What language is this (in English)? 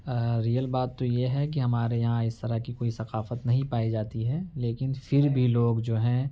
Urdu